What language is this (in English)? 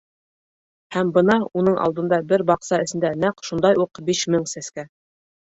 Bashkir